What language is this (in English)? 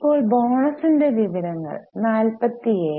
Malayalam